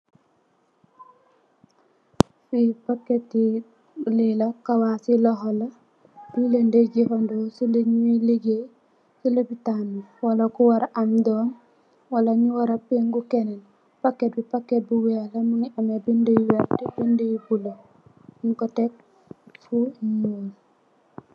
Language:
Wolof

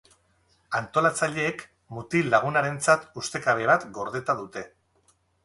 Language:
Basque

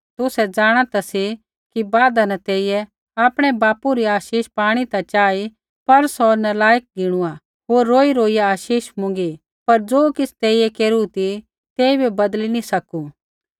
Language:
Kullu Pahari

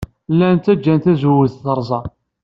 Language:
Kabyle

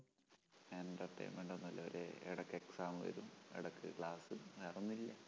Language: Malayalam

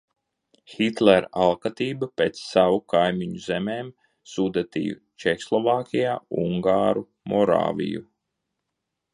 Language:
Latvian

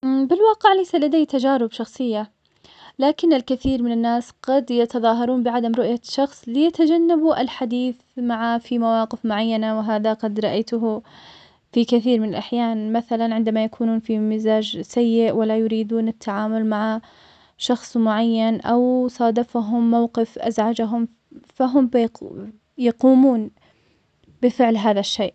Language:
Omani Arabic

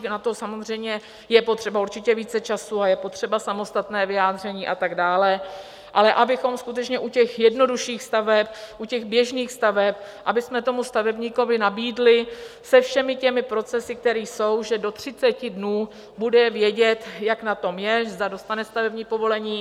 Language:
Czech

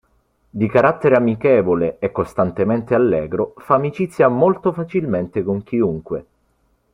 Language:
Italian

